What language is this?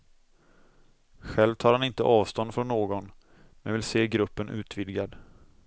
Swedish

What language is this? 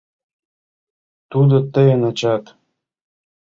Mari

